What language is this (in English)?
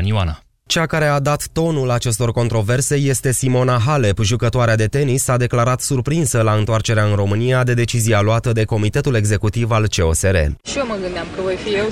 Romanian